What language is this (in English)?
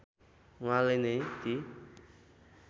Nepali